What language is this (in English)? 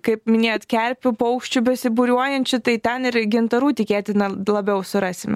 Lithuanian